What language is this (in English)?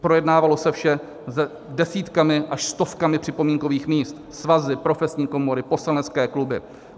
Czech